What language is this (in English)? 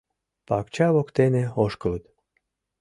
Mari